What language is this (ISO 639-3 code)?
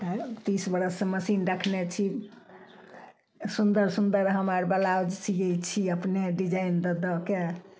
mai